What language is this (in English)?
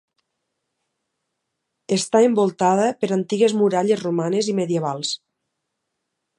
Catalan